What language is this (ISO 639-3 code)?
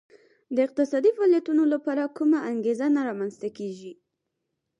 pus